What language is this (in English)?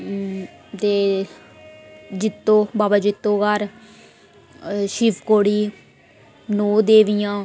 Dogri